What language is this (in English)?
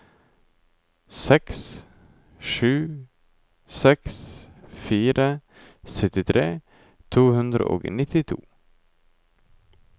Norwegian